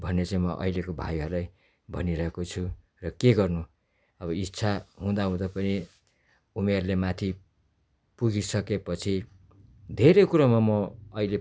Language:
Nepali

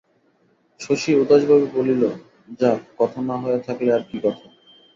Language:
Bangla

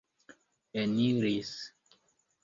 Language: Esperanto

